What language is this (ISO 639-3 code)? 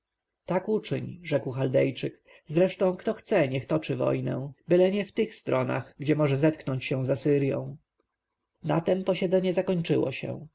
pol